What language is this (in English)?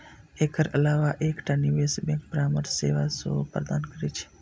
Maithili